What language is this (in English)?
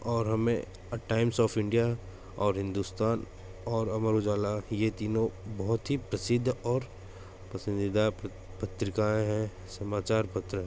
Hindi